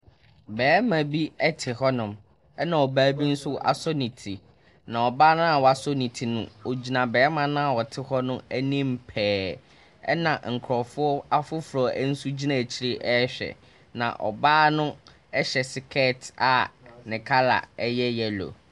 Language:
Akan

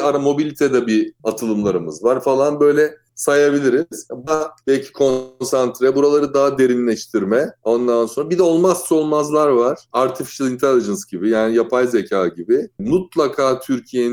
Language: Turkish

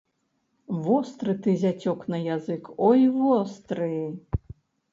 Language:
Belarusian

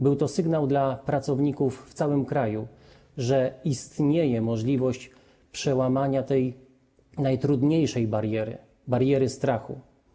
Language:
Polish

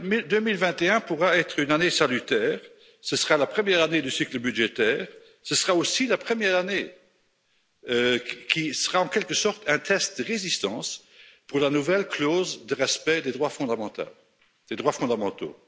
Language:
French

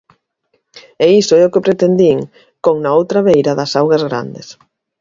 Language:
Galician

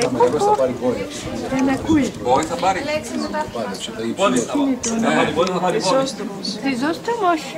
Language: Greek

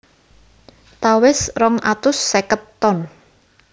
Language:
Javanese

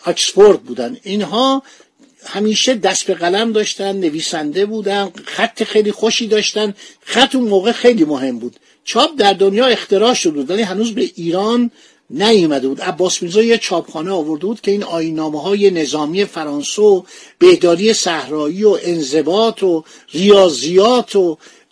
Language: Persian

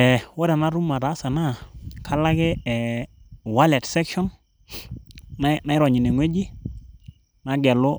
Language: Masai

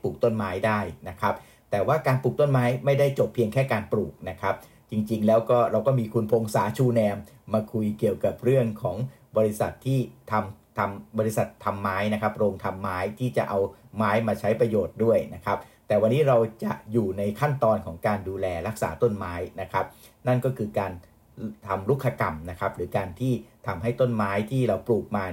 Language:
Thai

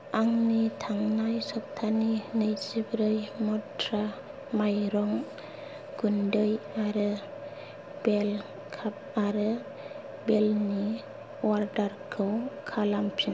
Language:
Bodo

